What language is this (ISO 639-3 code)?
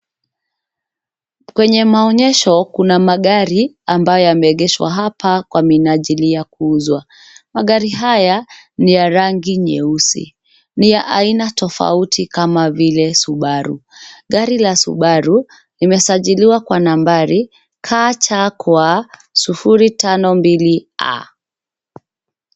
swa